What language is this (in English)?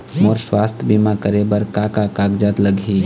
Chhattisgarhi